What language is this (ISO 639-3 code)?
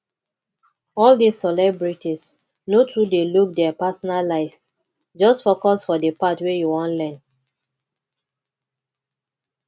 pcm